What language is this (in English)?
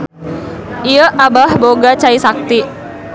Sundanese